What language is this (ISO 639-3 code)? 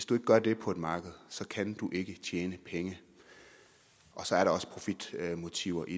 dan